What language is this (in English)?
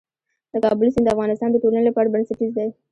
Pashto